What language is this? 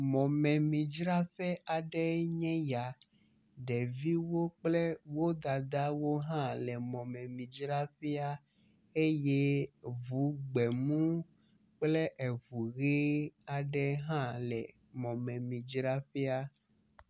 Ewe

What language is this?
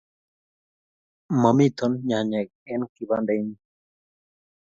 Kalenjin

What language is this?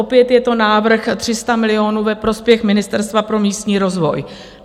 Czech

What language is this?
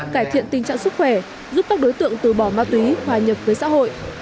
Vietnamese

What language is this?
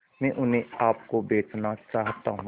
Hindi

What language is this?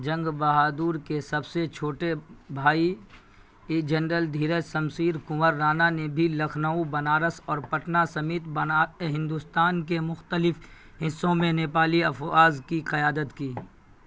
Urdu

